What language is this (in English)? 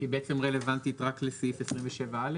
Hebrew